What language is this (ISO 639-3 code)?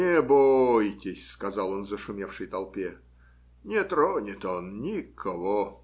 rus